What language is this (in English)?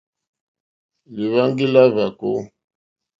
Mokpwe